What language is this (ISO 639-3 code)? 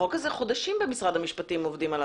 heb